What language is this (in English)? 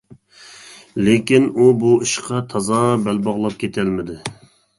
Uyghur